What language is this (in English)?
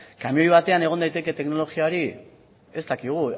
Basque